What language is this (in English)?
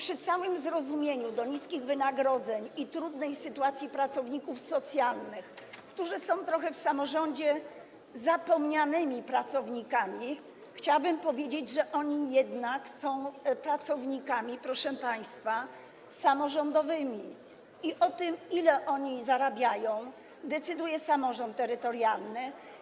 Polish